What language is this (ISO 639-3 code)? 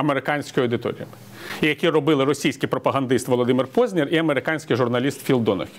ukr